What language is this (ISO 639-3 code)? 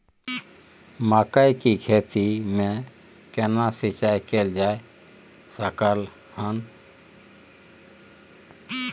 mai